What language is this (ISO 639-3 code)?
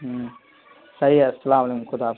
urd